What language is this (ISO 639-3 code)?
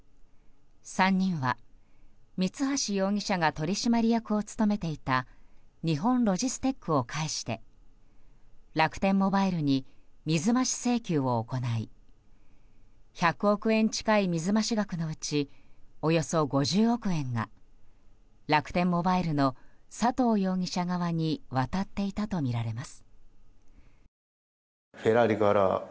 jpn